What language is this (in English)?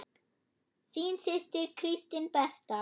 Icelandic